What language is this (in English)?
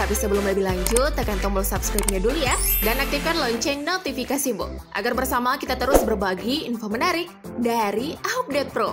Indonesian